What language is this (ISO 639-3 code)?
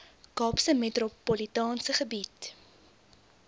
afr